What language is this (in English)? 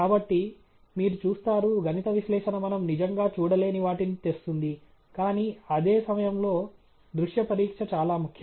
Telugu